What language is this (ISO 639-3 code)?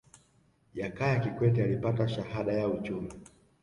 swa